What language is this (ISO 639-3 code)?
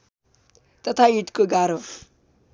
nep